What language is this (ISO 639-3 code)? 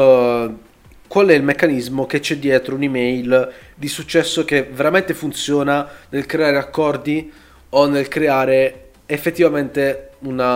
ita